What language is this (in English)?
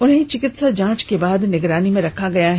Hindi